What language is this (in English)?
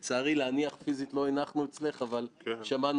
Hebrew